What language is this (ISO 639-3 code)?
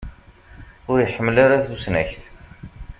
kab